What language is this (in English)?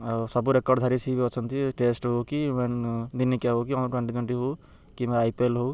Odia